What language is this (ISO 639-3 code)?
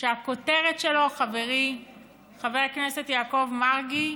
heb